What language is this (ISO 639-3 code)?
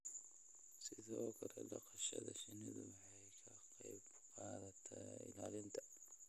som